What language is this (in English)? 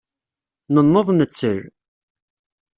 Kabyle